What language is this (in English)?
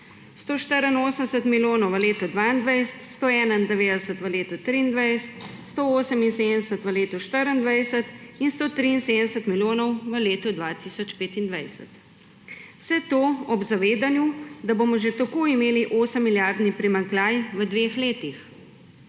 Slovenian